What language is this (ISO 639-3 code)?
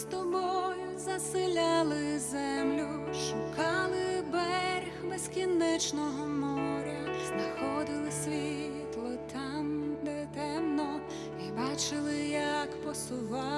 ukr